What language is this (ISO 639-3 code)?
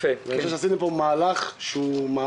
heb